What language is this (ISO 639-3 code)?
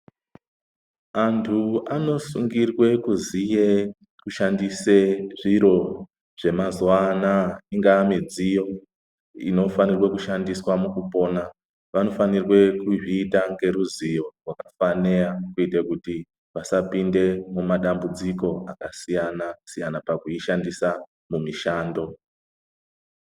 ndc